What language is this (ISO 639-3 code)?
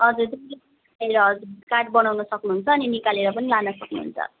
nep